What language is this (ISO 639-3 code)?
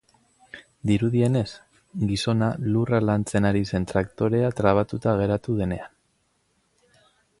eus